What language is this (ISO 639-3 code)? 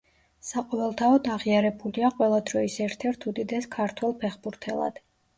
kat